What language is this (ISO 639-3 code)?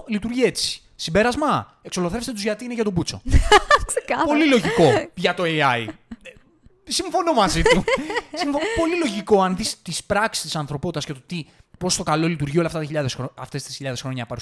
ell